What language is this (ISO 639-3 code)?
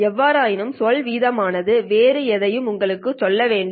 tam